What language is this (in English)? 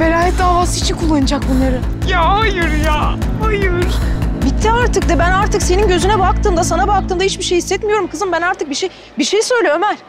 Turkish